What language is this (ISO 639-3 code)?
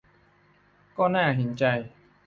tha